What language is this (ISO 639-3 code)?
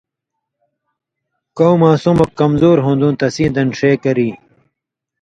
mvy